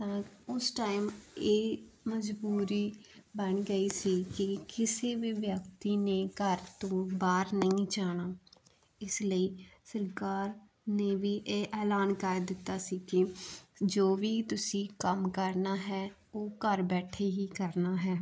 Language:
Punjabi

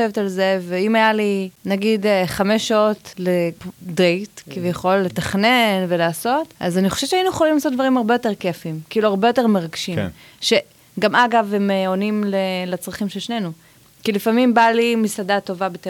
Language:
Hebrew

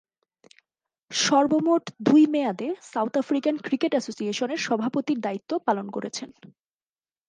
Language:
Bangla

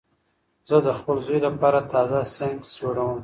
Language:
Pashto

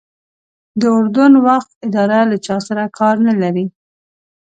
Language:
Pashto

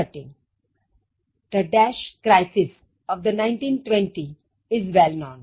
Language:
Gujarati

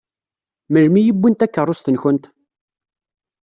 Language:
Kabyle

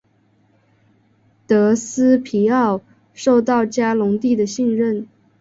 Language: Chinese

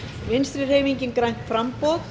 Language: Icelandic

